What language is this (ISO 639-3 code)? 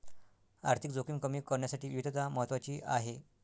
mar